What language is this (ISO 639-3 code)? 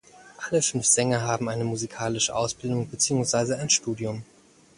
deu